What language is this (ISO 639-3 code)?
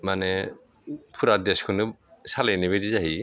brx